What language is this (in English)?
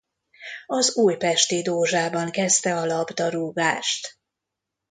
Hungarian